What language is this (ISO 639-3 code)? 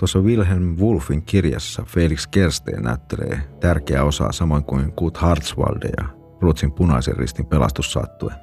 fin